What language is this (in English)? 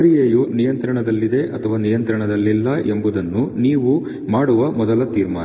Kannada